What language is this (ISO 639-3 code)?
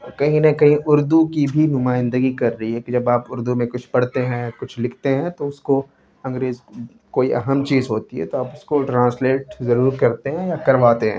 urd